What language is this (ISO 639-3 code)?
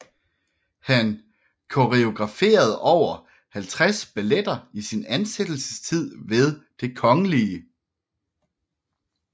dan